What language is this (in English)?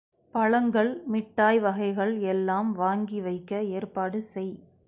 Tamil